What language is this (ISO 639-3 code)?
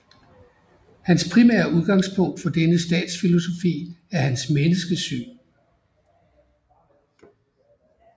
dan